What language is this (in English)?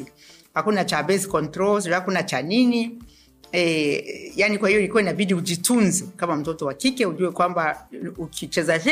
Swahili